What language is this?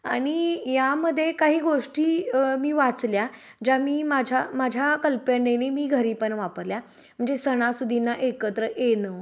Marathi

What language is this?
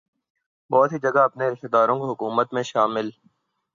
Urdu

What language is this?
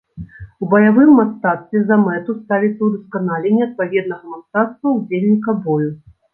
Belarusian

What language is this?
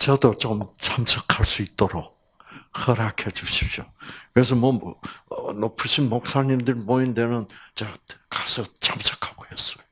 Korean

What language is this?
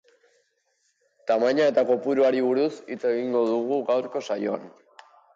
Basque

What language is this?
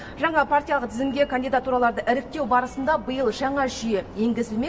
Kazakh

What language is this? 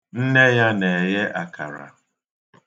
Igbo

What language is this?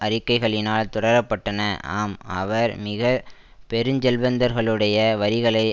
Tamil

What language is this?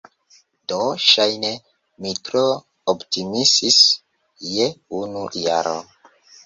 Esperanto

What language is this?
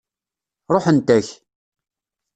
Kabyle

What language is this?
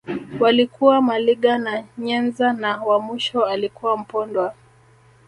Swahili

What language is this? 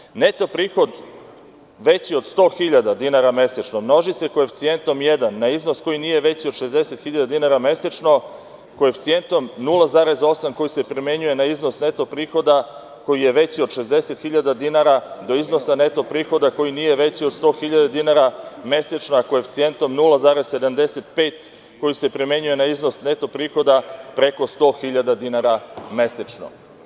Serbian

